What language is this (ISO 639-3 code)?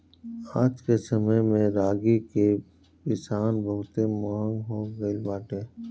bho